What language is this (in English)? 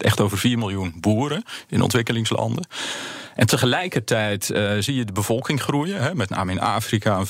Dutch